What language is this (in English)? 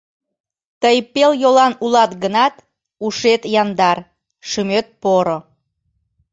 Mari